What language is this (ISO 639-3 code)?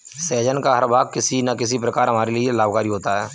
hin